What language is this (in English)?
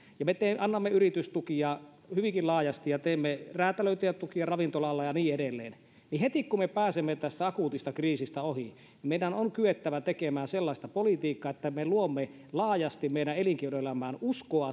Finnish